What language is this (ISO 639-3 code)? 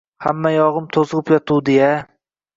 uzb